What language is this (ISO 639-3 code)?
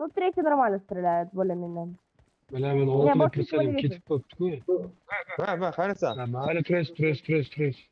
rus